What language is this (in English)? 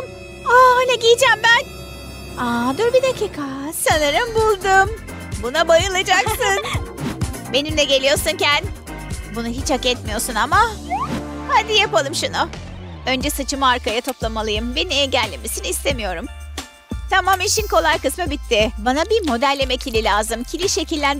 Turkish